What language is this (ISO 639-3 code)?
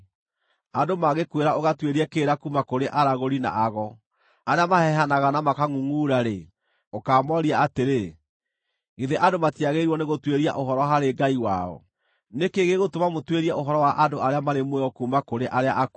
kik